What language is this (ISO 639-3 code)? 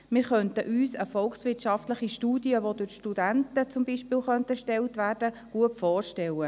gsw